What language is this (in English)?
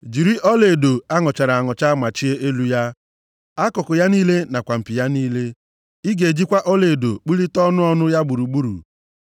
Igbo